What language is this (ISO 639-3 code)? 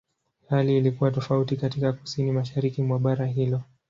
swa